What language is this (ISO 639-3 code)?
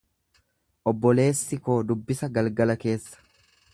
orm